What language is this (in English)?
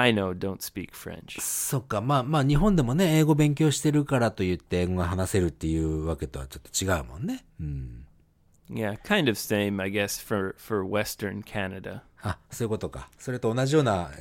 Japanese